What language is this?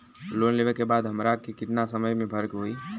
Bhojpuri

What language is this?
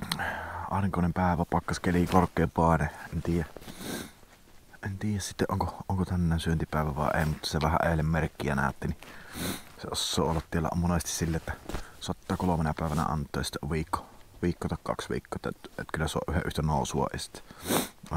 Finnish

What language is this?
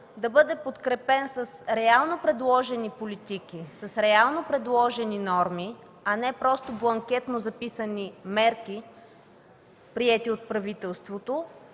Bulgarian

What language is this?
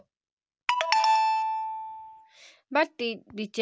Magahi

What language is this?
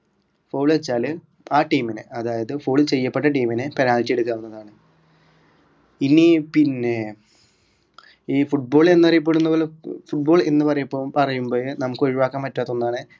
Malayalam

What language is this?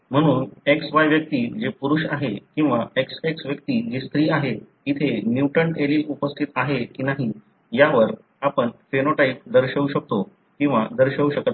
Marathi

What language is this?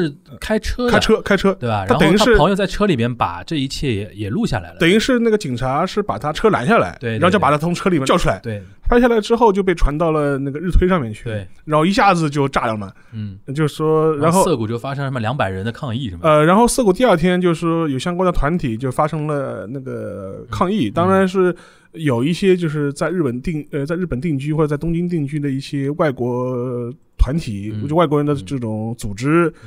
Chinese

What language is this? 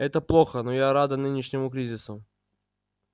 Russian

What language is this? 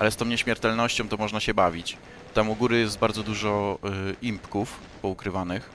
Polish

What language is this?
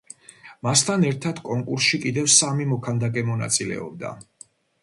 Georgian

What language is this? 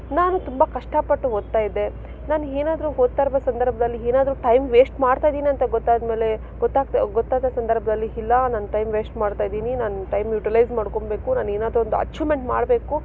Kannada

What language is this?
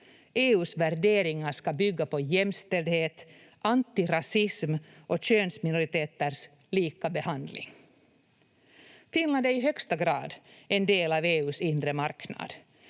Finnish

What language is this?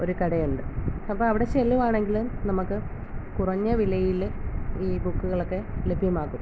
Malayalam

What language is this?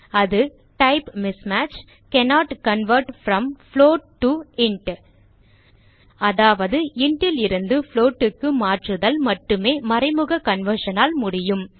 Tamil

